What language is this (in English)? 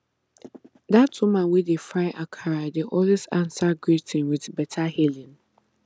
Nigerian Pidgin